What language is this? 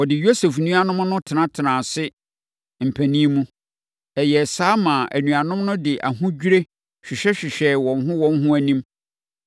Akan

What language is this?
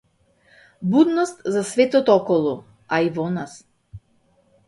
Macedonian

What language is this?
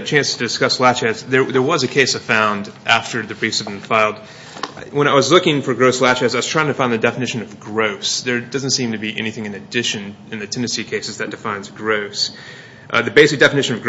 English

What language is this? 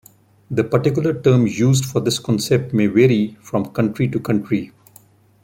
English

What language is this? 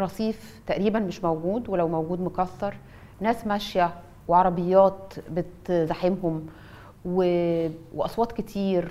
Arabic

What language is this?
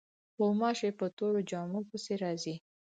Pashto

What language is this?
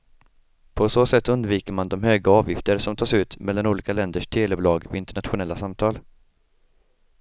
Swedish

